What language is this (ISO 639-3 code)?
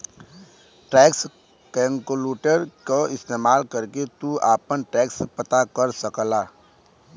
bho